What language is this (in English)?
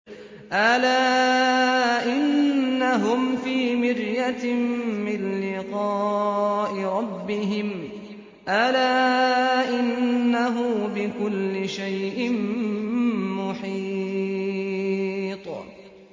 Arabic